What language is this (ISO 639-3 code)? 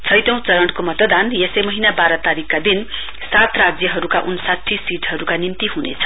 nep